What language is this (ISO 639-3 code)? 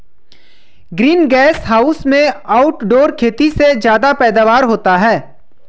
hin